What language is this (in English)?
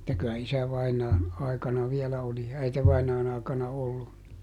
Finnish